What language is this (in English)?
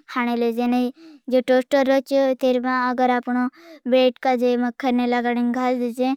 Bhili